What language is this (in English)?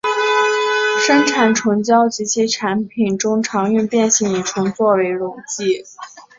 Chinese